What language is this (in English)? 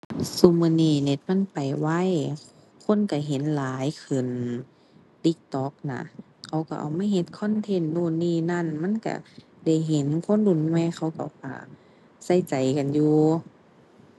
Thai